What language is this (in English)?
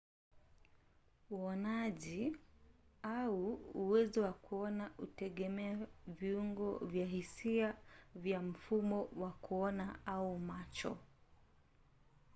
Swahili